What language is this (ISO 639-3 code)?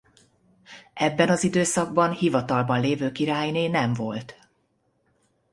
hun